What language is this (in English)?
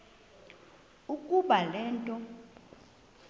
Xhosa